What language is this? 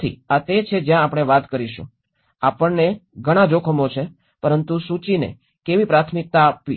Gujarati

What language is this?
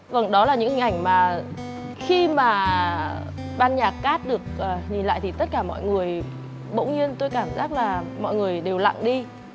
Vietnamese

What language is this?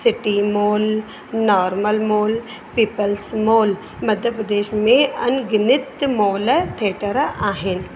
Sindhi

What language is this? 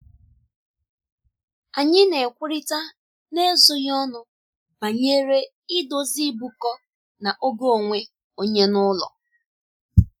Igbo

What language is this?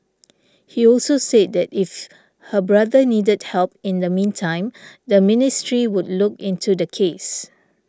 English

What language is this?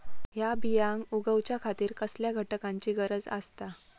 Marathi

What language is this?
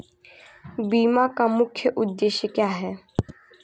Hindi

